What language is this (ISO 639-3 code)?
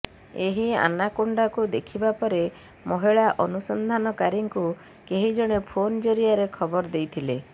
ori